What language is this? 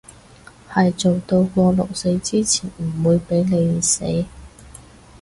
Cantonese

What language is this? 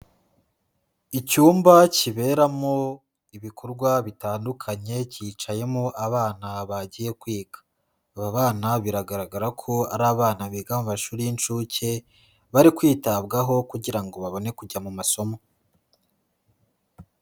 Kinyarwanda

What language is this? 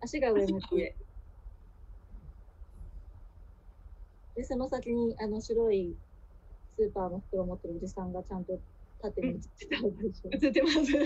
Japanese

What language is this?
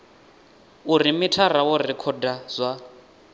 Venda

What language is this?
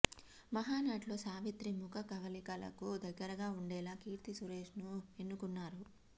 Telugu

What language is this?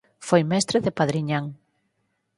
Galician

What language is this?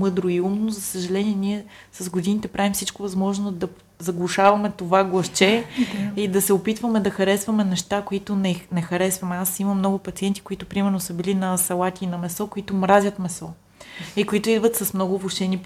Bulgarian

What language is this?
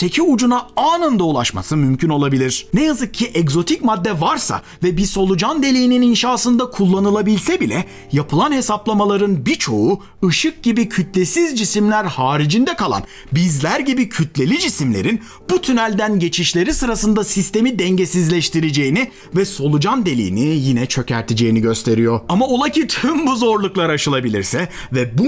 Turkish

